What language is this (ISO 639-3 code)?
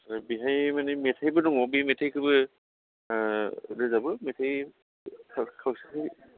brx